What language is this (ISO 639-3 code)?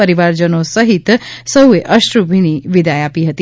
guj